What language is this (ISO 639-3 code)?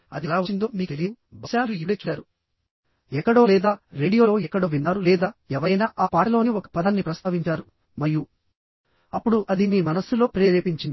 tel